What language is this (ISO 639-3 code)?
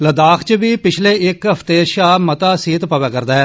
doi